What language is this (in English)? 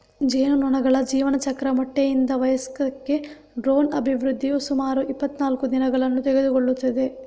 Kannada